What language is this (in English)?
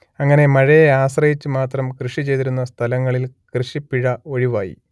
Malayalam